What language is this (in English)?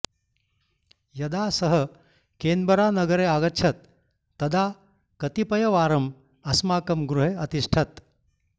Sanskrit